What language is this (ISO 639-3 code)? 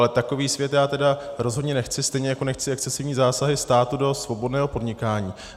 ces